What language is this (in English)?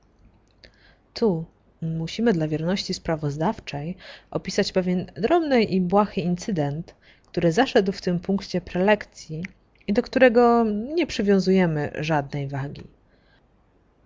Polish